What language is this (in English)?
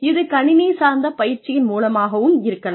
Tamil